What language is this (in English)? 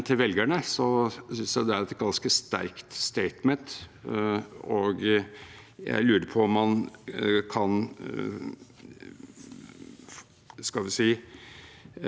Norwegian